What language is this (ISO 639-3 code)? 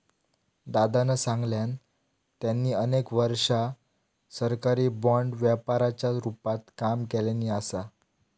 mar